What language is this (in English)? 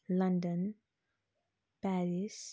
Nepali